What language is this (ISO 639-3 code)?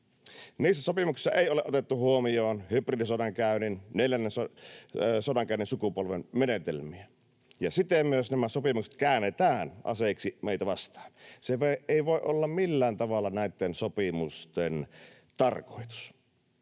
fin